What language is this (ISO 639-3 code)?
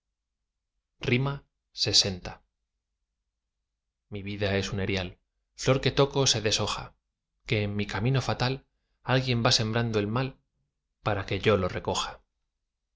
spa